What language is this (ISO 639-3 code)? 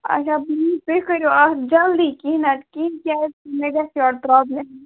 kas